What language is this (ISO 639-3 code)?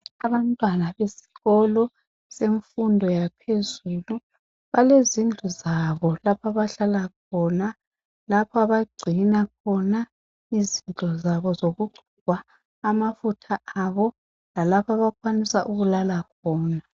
nde